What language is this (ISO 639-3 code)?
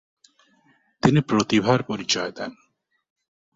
ben